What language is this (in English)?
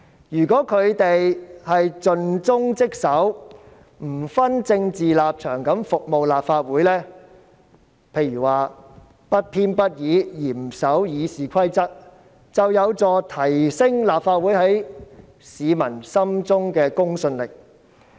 Cantonese